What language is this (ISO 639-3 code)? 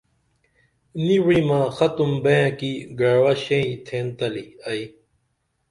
dml